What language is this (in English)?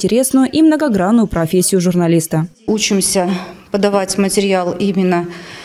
Russian